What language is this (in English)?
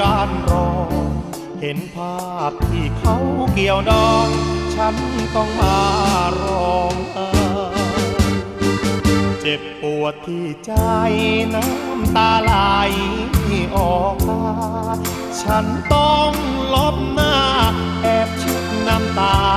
Thai